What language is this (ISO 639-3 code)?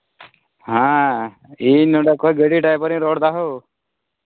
sat